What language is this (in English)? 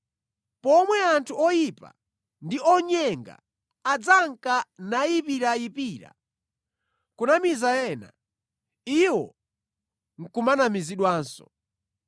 Nyanja